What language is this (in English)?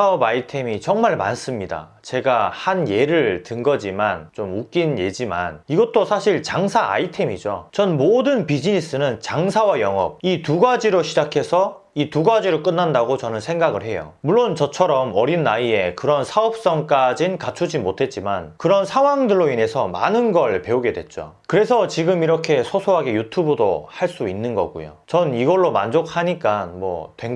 Korean